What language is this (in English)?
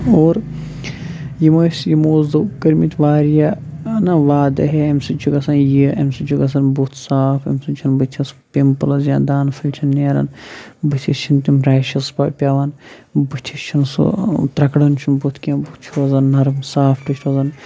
Kashmiri